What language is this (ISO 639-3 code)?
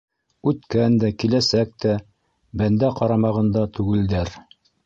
bak